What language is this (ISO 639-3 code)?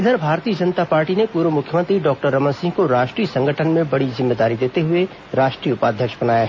hin